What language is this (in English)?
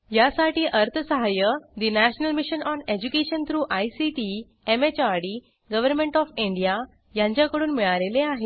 Marathi